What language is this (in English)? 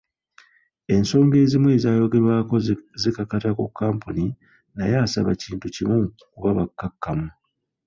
Ganda